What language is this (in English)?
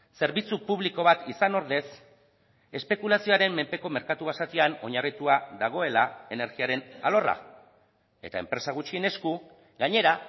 Basque